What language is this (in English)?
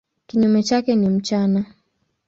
Swahili